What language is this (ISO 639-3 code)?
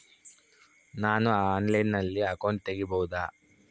kan